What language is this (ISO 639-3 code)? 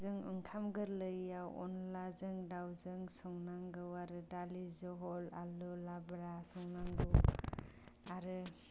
brx